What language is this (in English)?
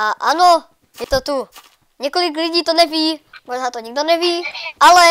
Czech